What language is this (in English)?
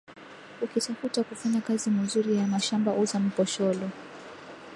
Swahili